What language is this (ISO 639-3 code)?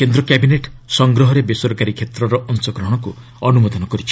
ori